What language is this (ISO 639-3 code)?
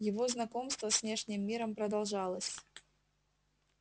rus